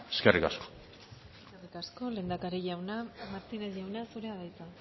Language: Basque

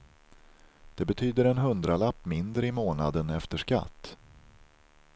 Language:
Swedish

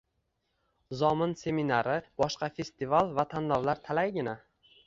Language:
Uzbek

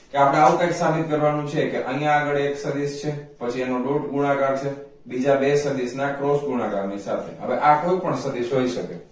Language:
Gujarati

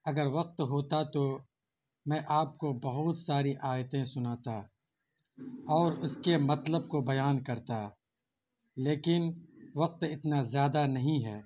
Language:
Urdu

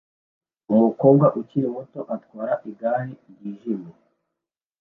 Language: Kinyarwanda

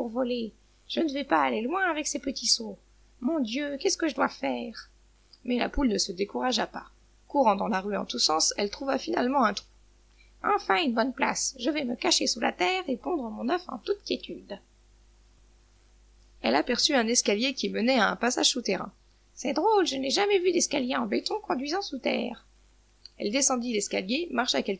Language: French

